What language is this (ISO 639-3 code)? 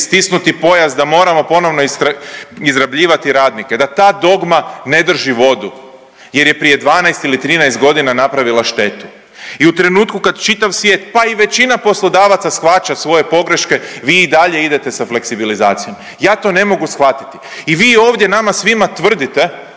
hrv